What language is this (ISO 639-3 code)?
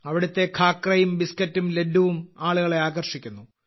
mal